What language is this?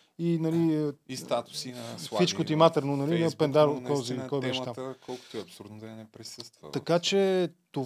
Bulgarian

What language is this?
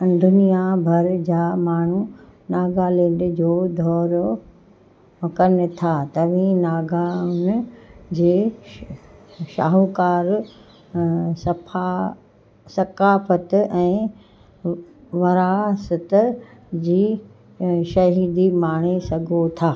Sindhi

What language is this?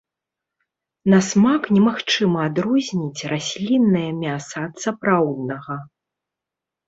Belarusian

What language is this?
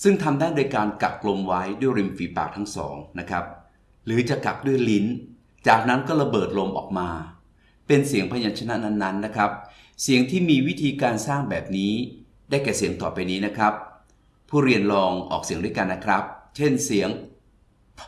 Thai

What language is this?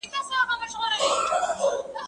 Pashto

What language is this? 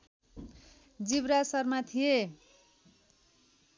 Nepali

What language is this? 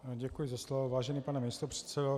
Czech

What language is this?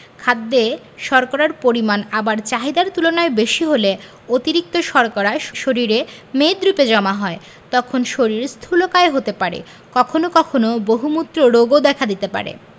Bangla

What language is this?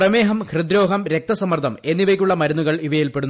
Malayalam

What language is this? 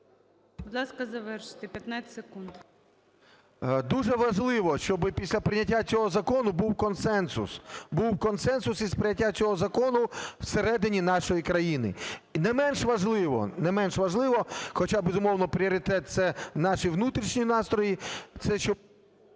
Ukrainian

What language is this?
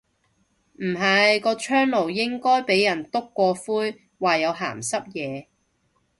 Cantonese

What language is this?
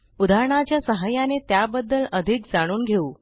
Marathi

